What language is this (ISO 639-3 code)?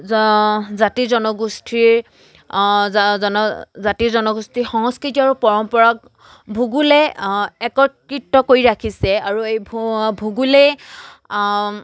asm